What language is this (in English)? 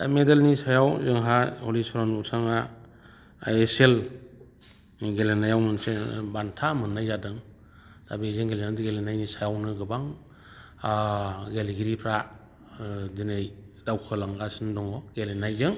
Bodo